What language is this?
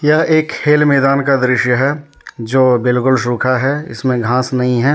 Hindi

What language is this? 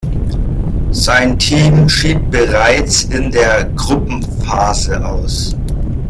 German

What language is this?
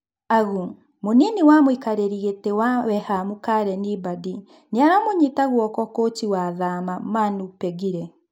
Kikuyu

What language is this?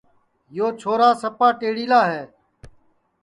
Sansi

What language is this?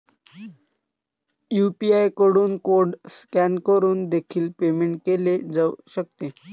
Marathi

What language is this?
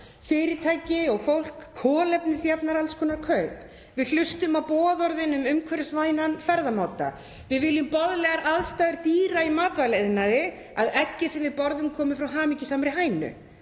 Icelandic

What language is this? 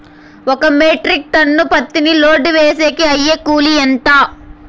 Telugu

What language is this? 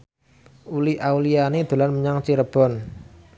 Javanese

